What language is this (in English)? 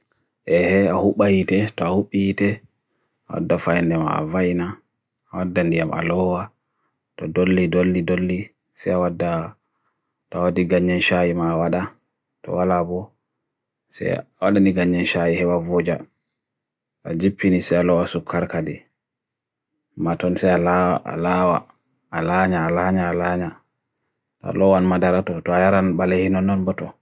Bagirmi Fulfulde